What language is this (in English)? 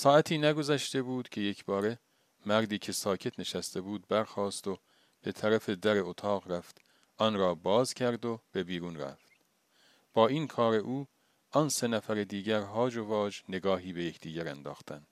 Persian